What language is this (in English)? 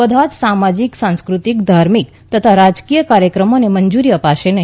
Gujarati